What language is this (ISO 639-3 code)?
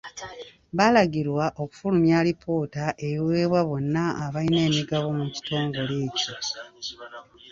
lug